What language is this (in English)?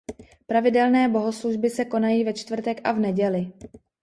Czech